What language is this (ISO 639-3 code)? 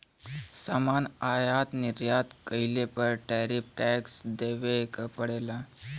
bho